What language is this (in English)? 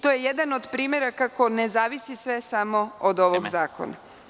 Serbian